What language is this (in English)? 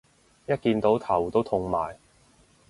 Cantonese